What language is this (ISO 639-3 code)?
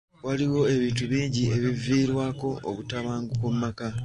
lug